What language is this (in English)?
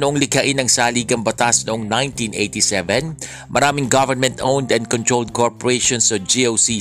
Filipino